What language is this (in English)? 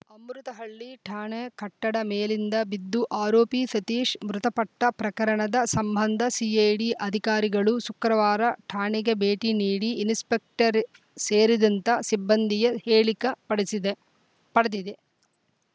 Kannada